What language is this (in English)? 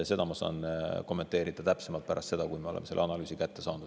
Estonian